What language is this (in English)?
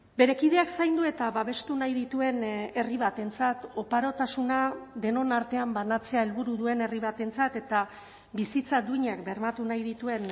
Basque